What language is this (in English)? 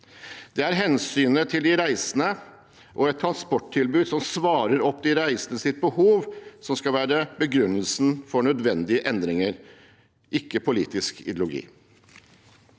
Norwegian